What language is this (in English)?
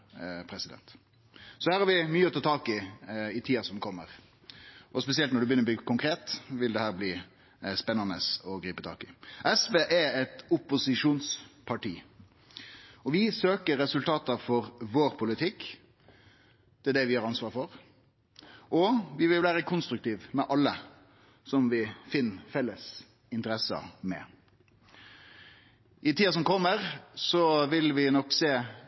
Norwegian Nynorsk